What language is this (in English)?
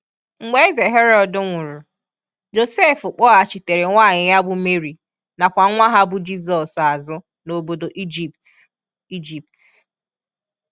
Igbo